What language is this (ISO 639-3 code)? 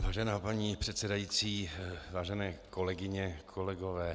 ces